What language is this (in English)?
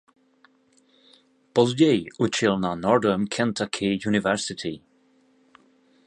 Czech